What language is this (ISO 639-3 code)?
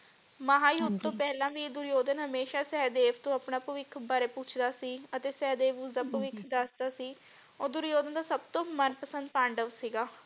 pan